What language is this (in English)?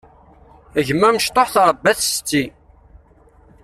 Kabyle